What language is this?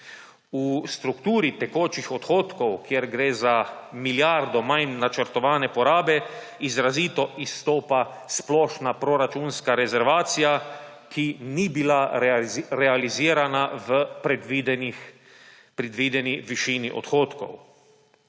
Slovenian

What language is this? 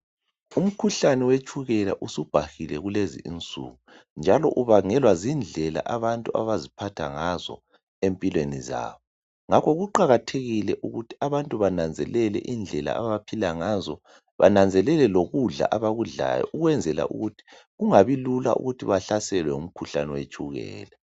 North Ndebele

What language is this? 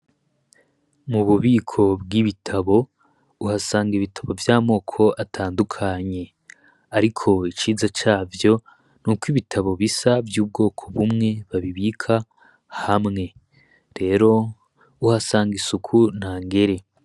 Rundi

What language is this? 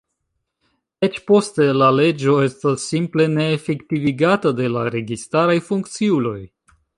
Esperanto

